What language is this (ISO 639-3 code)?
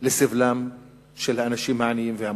heb